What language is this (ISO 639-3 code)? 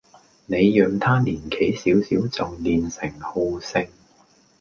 yue